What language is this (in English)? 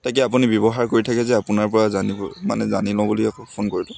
Assamese